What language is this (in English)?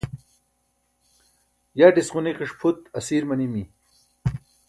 Burushaski